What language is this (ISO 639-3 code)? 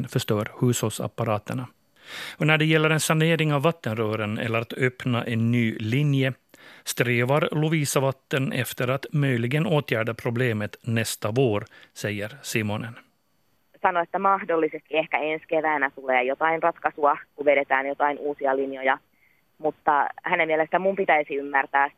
swe